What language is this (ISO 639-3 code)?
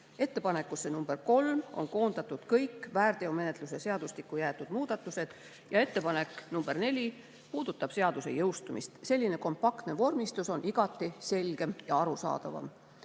est